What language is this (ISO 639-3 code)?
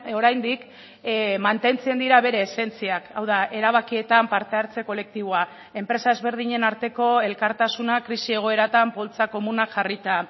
eus